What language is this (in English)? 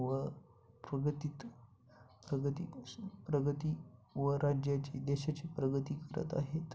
Marathi